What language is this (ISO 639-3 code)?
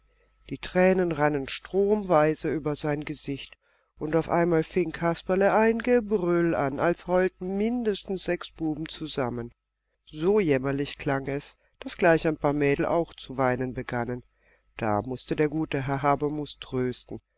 deu